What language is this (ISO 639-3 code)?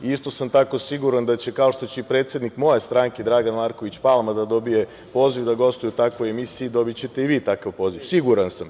srp